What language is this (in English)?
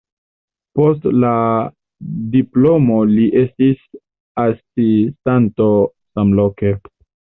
Esperanto